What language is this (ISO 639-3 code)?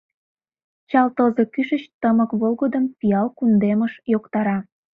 chm